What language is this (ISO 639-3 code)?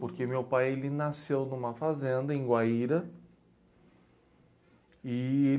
por